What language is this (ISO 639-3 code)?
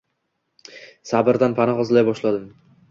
uzb